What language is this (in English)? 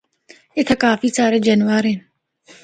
Northern Hindko